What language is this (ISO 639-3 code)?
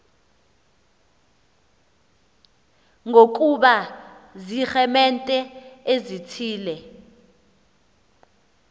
xho